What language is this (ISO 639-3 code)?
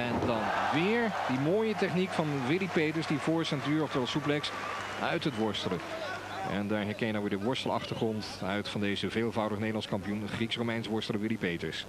nld